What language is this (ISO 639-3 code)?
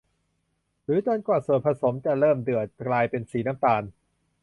tha